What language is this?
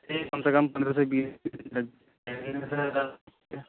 Urdu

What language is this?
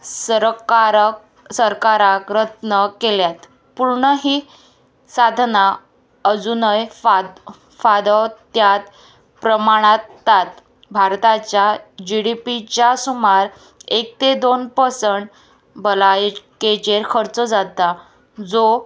Konkani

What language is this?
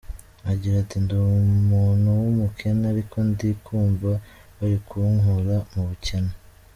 Kinyarwanda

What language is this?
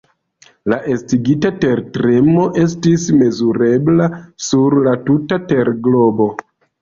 Esperanto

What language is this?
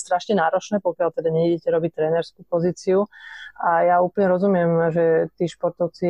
Slovak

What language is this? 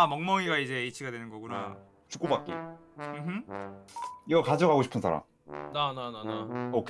Korean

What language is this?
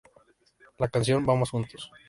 Spanish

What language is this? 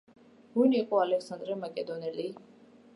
Georgian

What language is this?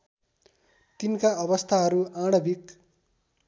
Nepali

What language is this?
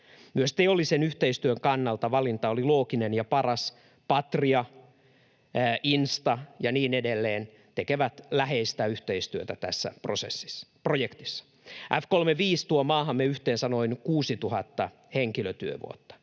Finnish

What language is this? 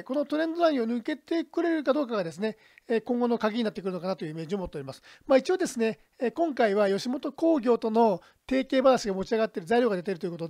Japanese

